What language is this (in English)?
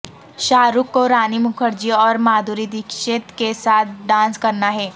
Urdu